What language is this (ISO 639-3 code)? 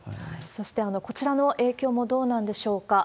jpn